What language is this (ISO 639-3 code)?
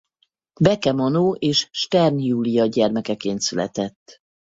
hun